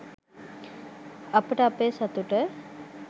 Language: Sinhala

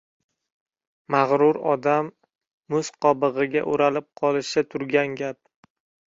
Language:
Uzbek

